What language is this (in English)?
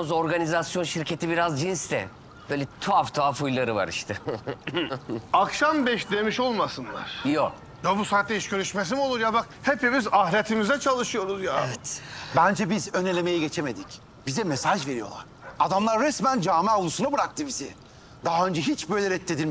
Turkish